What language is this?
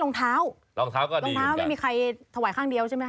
Thai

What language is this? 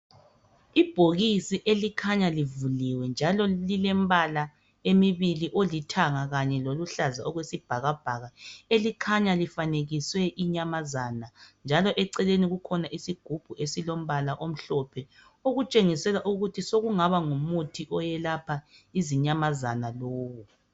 North Ndebele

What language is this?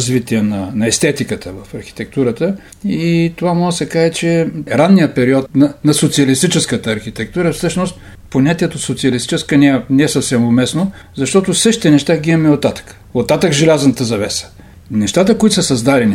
Bulgarian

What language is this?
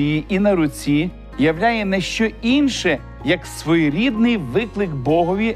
Ukrainian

